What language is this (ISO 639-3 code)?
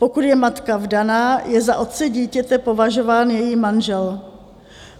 ces